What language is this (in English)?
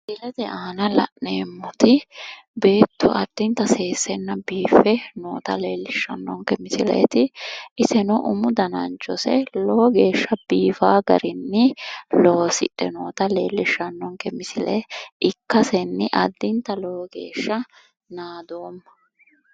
Sidamo